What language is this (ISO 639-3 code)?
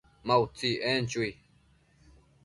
mcf